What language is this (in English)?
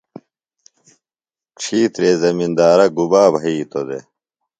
Phalura